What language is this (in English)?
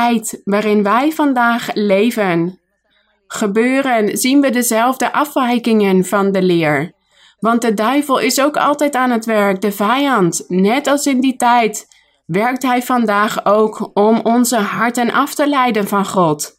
Dutch